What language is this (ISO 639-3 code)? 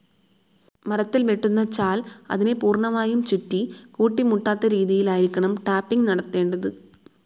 mal